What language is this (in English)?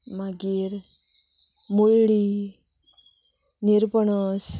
Konkani